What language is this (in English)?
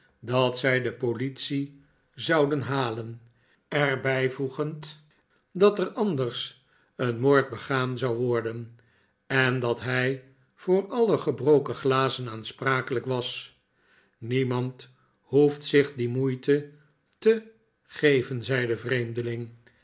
Dutch